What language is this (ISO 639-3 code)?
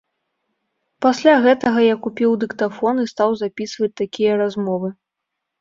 bel